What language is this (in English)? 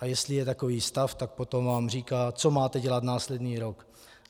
Czech